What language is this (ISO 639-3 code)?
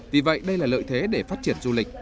vie